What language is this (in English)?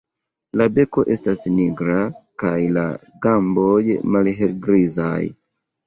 Esperanto